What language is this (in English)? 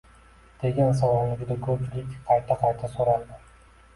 Uzbek